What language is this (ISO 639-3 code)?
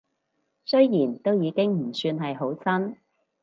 yue